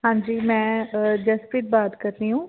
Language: Punjabi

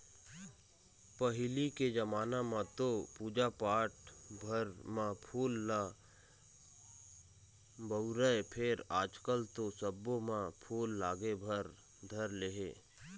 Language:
Chhattisgarhi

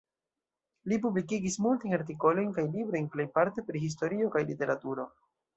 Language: Esperanto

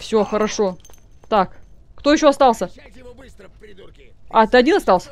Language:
Russian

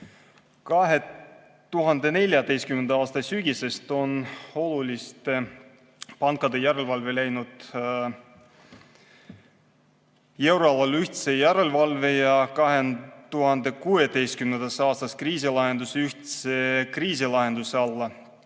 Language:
Estonian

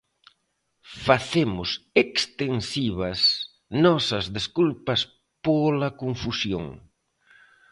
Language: Galician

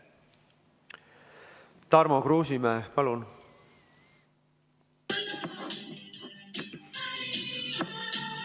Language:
Estonian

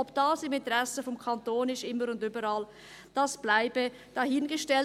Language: Swiss German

